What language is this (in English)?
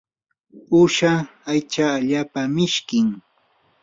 Yanahuanca Pasco Quechua